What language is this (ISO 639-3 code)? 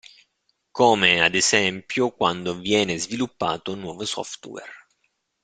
ita